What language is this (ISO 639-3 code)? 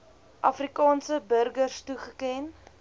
afr